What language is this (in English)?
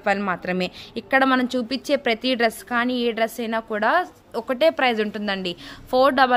Telugu